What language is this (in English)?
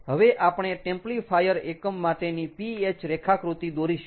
Gujarati